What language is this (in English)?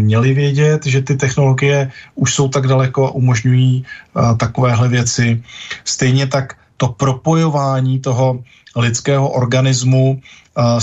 Czech